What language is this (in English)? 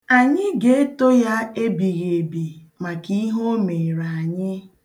Igbo